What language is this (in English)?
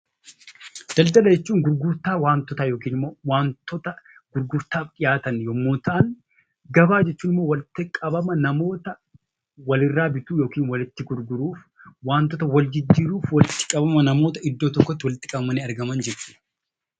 Oromo